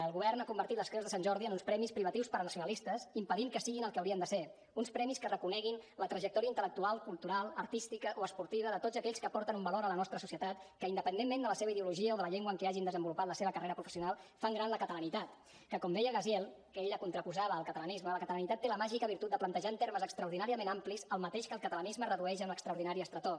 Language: Catalan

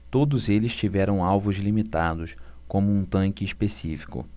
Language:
Portuguese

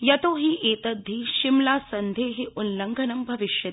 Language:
Sanskrit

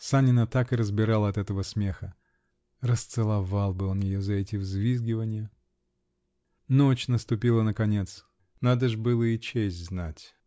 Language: Russian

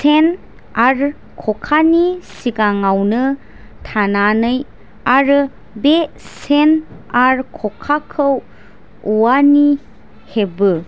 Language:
Bodo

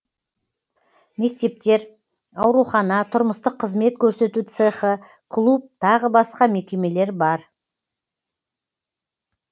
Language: Kazakh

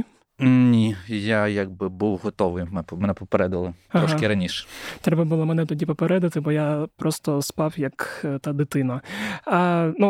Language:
Ukrainian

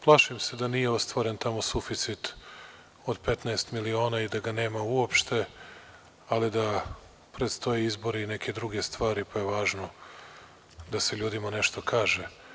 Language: Serbian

